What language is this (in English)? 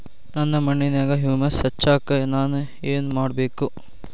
Kannada